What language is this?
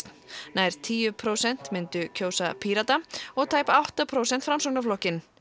Icelandic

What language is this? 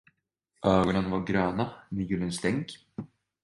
Swedish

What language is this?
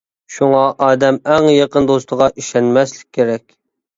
Uyghur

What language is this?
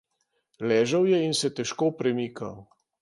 Slovenian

